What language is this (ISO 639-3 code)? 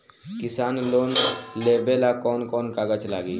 bho